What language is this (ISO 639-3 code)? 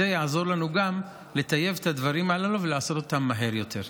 heb